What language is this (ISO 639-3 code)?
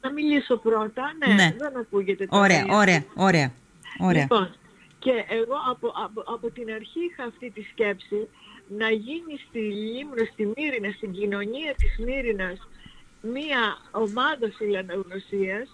ell